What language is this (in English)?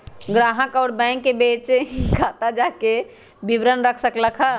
Magahi